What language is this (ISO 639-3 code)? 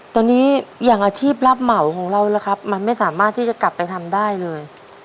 tha